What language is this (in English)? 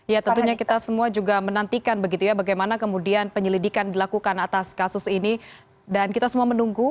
Indonesian